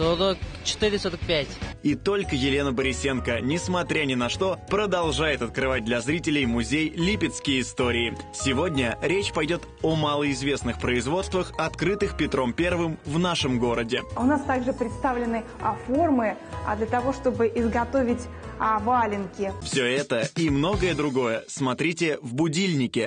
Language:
Russian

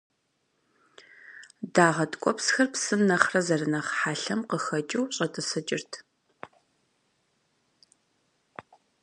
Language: Kabardian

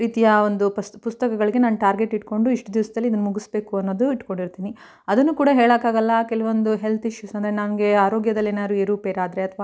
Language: Kannada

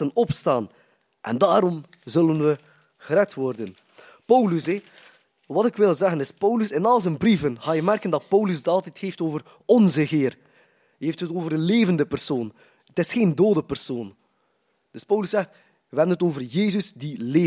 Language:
Dutch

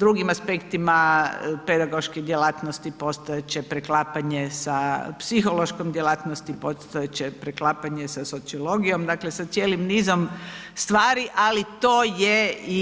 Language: Croatian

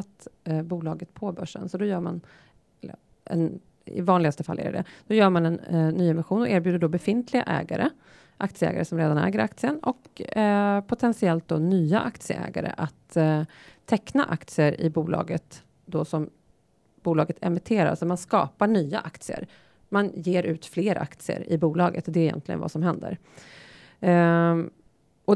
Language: Swedish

